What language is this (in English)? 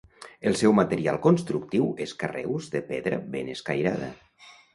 Catalan